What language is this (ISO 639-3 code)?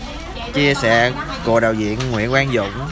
vie